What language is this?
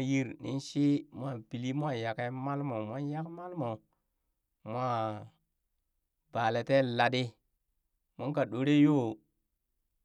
Burak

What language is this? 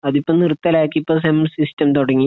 Malayalam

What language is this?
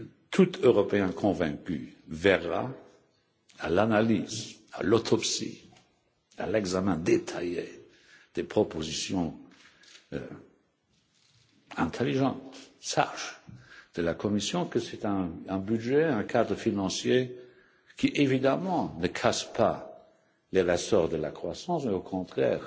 French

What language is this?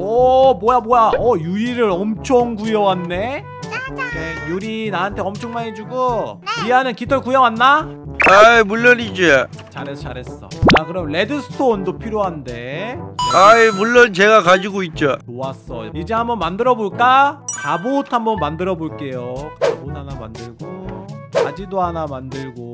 Korean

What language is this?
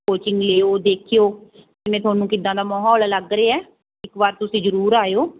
Punjabi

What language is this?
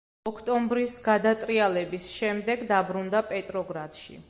Georgian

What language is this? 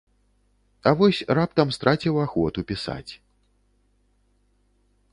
Belarusian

